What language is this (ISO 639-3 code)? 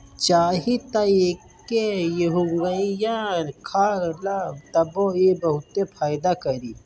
bho